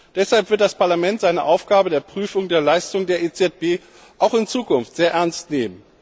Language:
German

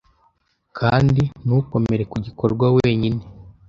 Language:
Kinyarwanda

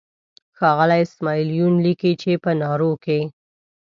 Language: Pashto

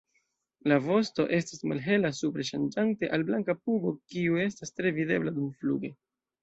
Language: Esperanto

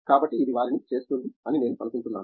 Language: Telugu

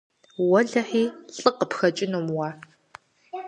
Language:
Kabardian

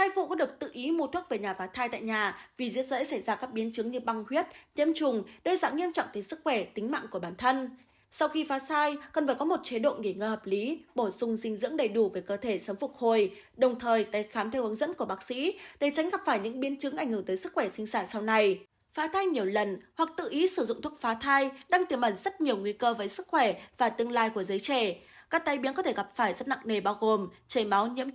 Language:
Vietnamese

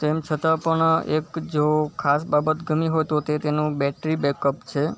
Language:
Gujarati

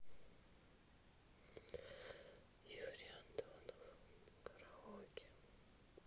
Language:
Russian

